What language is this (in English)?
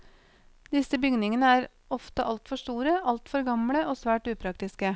Norwegian